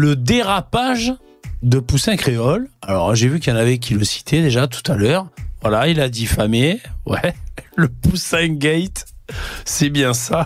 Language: French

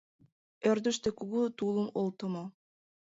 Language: Mari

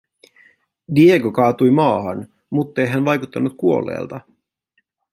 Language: Finnish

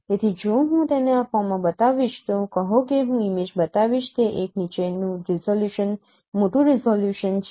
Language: Gujarati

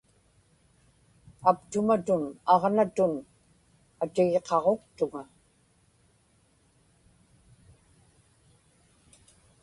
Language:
Inupiaq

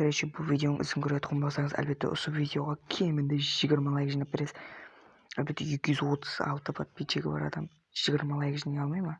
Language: Turkish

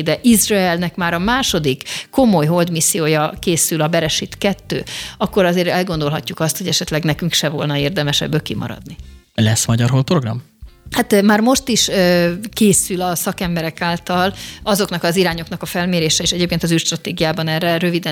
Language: Hungarian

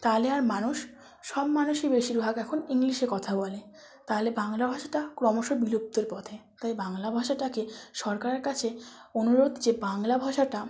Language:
Bangla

